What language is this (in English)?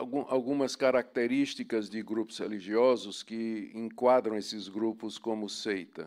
Portuguese